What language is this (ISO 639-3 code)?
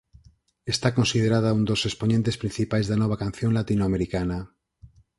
glg